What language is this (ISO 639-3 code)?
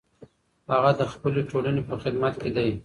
pus